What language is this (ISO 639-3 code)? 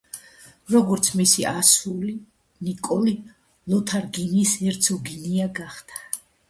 kat